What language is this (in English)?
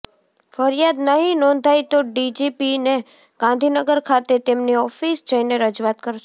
Gujarati